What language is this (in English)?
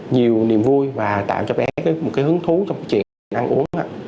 Vietnamese